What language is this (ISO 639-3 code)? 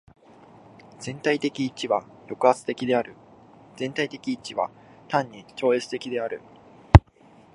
jpn